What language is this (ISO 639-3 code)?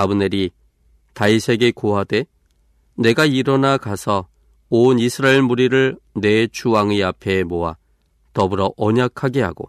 kor